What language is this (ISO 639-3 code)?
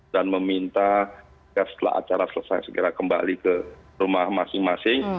ind